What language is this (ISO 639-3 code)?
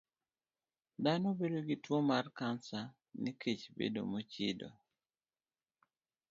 luo